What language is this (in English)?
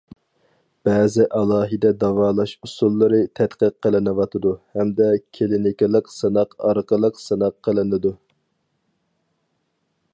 Uyghur